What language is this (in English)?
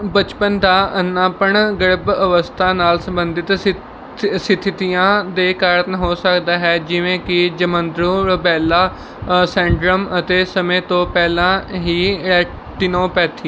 Punjabi